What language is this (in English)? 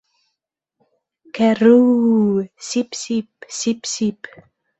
Bashkir